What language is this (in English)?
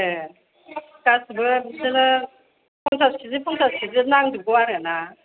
Bodo